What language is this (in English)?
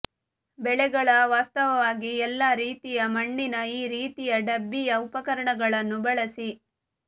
Kannada